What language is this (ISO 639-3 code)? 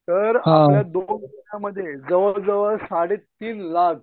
mar